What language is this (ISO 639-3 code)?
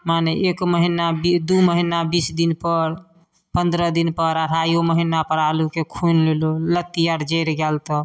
mai